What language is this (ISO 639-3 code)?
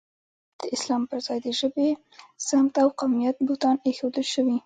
pus